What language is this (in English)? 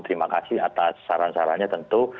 Indonesian